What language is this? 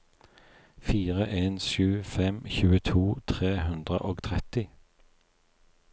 Norwegian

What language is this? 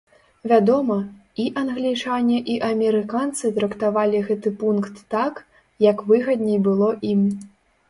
Belarusian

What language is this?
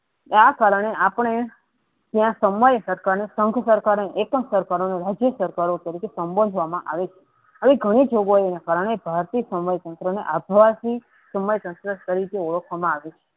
Gujarati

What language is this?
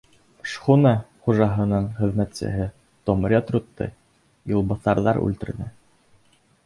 Bashkir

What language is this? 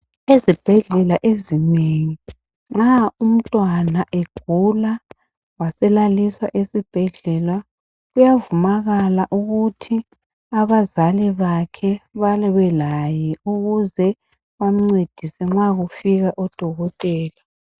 North Ndebele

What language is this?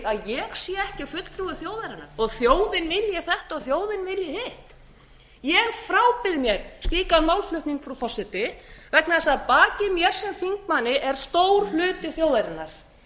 Icelandic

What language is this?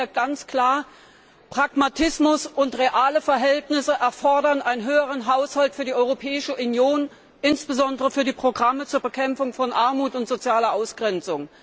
German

